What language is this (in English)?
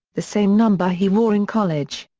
English